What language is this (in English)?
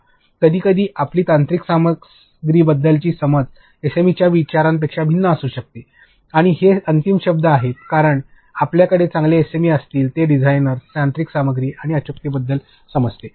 Marathi